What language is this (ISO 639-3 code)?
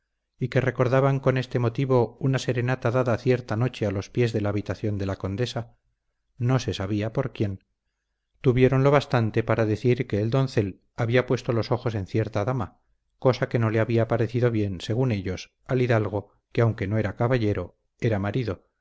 spa